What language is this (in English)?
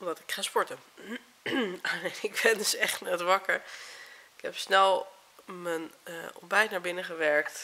Dutch